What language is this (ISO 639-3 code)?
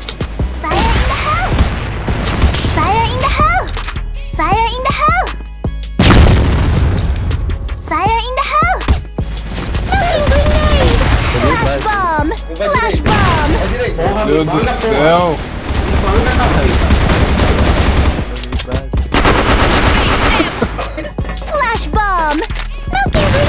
por